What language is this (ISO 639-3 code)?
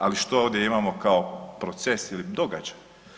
hrv